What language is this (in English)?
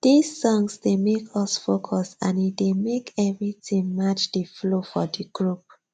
Nigerian Pidgin